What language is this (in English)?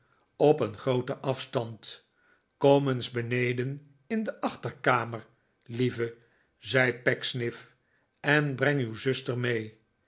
Dutch